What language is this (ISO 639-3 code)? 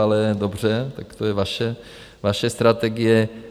ces